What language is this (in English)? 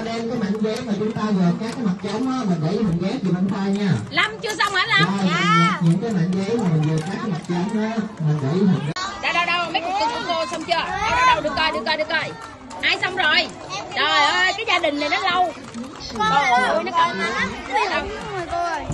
Vietnamese